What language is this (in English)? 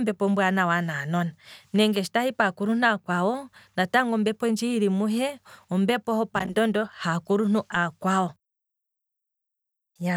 Kwambi